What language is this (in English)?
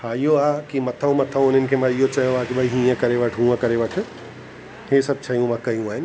Sindhi